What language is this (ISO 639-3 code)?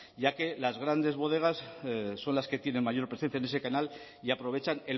spa